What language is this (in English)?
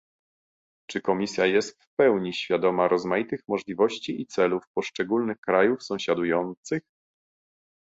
Polish